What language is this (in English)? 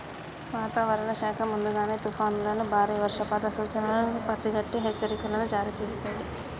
Telugu